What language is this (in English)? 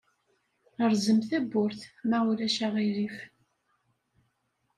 Kabyle